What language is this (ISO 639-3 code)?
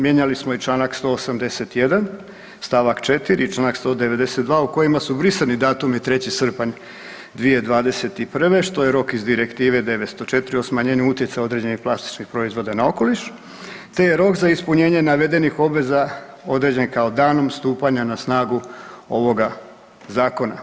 hrv